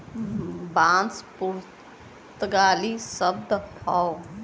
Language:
Bhojpuri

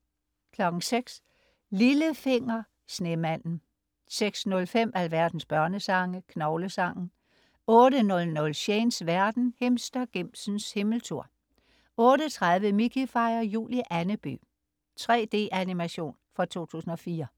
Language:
Danish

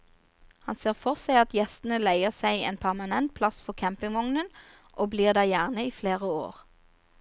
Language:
Norwegian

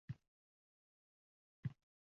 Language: Uzbek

